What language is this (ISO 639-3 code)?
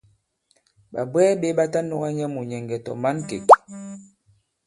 abb